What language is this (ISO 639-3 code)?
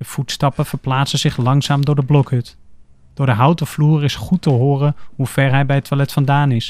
nld